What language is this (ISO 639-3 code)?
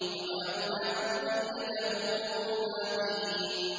ara